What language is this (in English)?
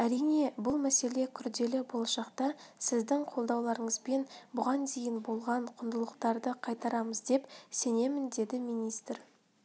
Kazakh